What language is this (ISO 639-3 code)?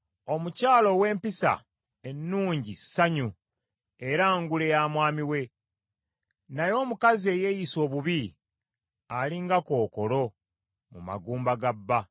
lug